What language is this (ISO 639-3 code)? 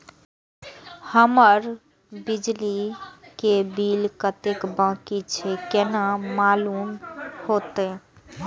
mai